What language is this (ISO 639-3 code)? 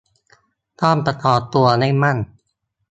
tha